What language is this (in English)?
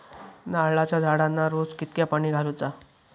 Marathi